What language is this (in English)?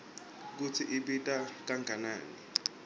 Swati